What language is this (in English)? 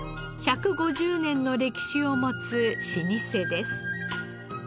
Japanese